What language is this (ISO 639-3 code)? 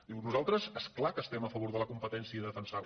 cat